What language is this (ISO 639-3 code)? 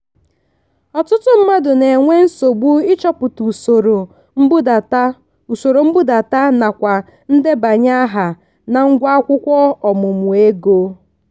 ibo